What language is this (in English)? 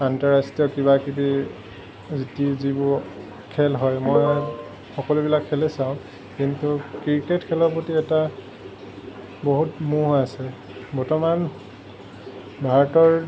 Assamese